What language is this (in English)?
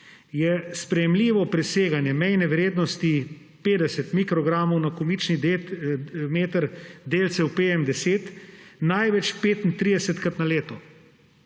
Slovenian